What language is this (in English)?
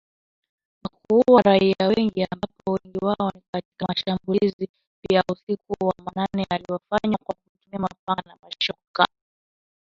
Swahili